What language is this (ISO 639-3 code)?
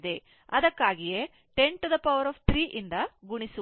kan